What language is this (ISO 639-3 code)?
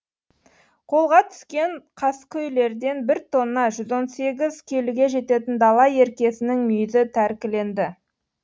kaz